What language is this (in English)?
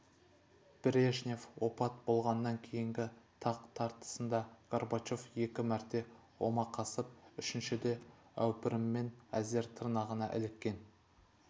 Kazakh